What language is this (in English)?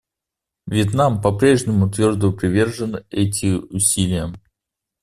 Russian